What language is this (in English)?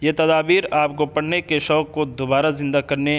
Urdu